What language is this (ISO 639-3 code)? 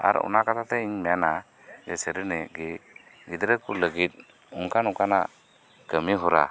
sat